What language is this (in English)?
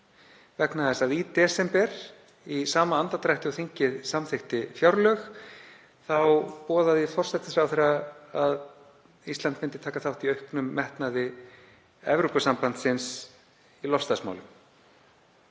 Icelandic